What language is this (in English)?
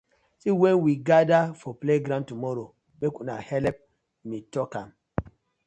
Nigerian Pidgin